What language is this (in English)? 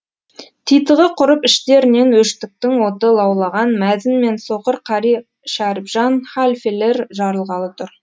Kazakh